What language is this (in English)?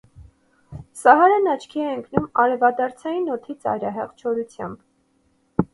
Armenian